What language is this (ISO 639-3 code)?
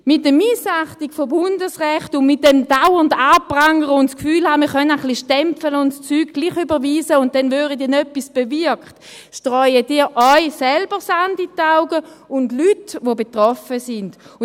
gsw